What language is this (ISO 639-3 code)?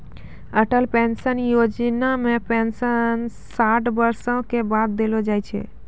mai